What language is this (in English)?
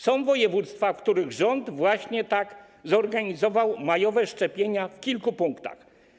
Polish